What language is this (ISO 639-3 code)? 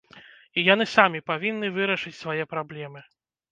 bel